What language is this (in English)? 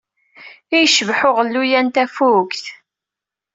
Kabyle